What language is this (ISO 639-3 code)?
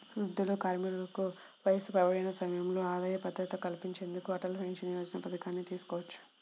tel